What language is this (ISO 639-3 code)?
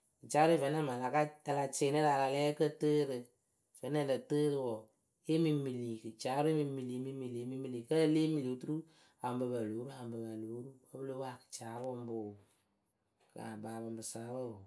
keu